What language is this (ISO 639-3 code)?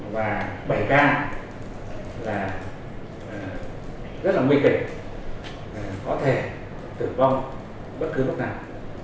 vie